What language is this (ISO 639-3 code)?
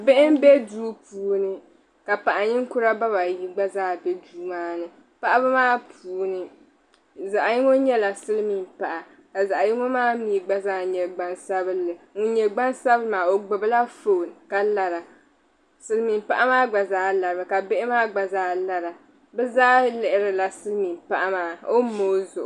dag